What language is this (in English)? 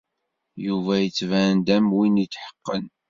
Kabyle